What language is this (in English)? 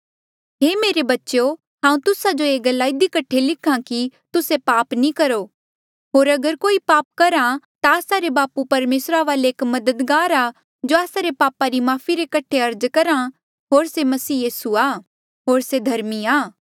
Mandeali